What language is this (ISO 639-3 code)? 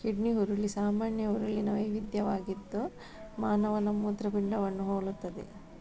kan